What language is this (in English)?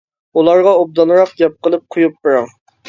Uyghur